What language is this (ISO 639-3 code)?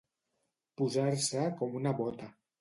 cat